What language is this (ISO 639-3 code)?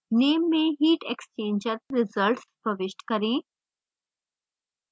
hin